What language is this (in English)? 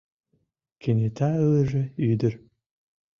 Mari